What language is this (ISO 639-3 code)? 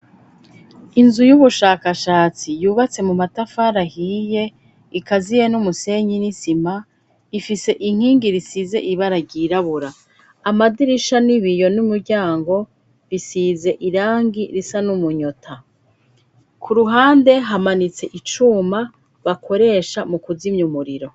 run